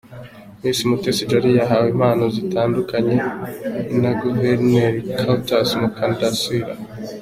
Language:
Kinyarwanda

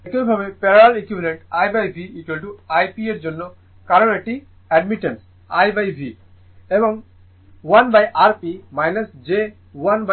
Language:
Bangla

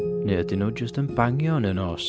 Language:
Welsh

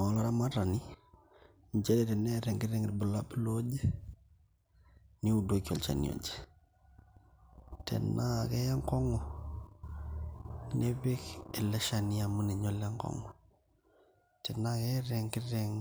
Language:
Masai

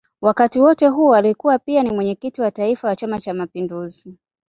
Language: Swahili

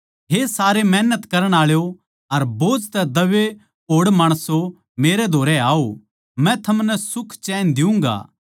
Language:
Haryanvi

